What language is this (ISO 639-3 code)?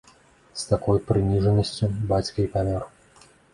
bel